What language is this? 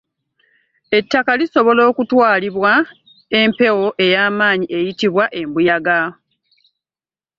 Ganda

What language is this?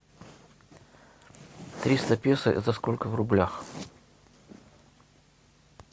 Russian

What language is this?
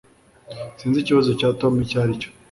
Kinyarwanda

